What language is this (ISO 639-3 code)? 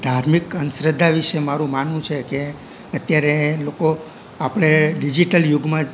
guj